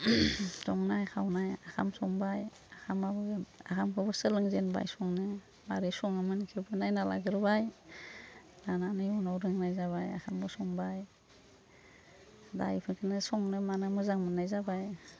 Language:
Bodo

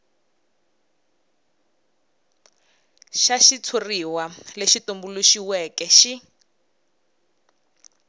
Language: Tsonga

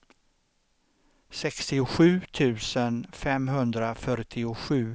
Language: Swedish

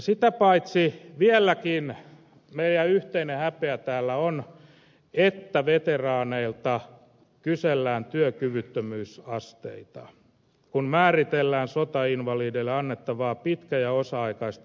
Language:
Finnish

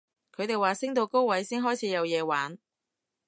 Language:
Cantonese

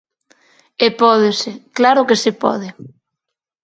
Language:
Galician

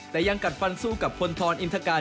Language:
Thai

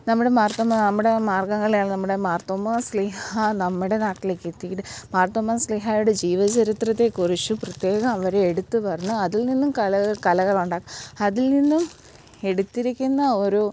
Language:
Malayalam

